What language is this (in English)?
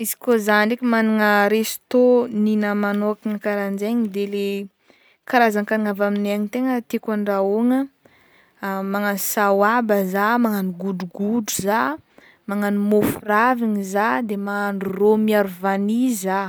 Northern Betsimisaraka Malagasy